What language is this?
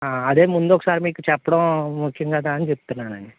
Telugu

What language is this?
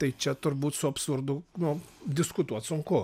Lithuanian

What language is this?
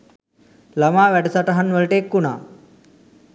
Sinhala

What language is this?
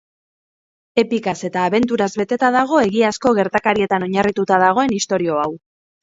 Basque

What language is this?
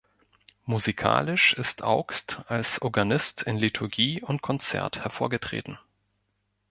German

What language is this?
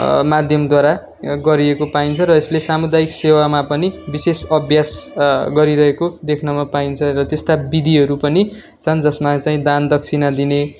Nepali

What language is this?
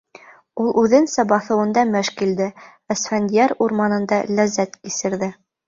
Bashkir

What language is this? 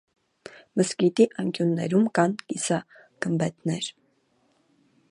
Armenian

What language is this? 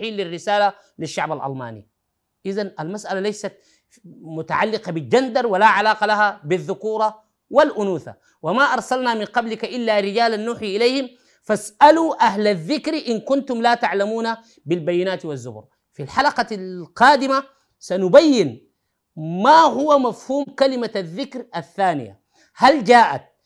Arabic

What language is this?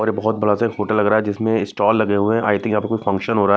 Hindi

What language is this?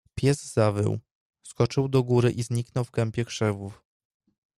Polish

